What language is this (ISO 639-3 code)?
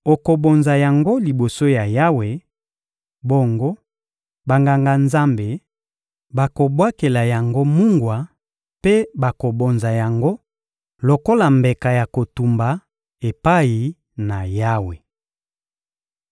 lin